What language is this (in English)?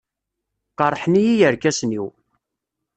Kabyle